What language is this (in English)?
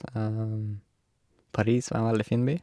Norwegian